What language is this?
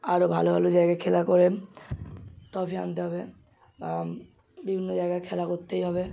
Bangla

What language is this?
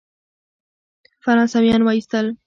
Pashto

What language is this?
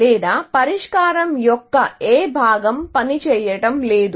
Telugu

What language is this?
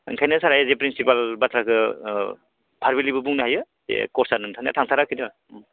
Bodo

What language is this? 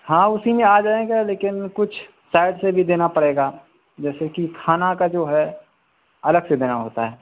Urdu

